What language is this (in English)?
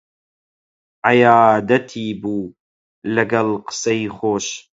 Central Kurdish